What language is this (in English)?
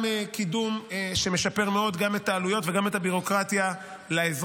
Hebrew